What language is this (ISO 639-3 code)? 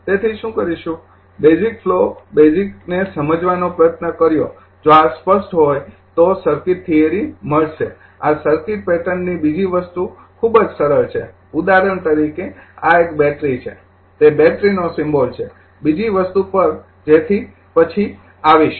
guj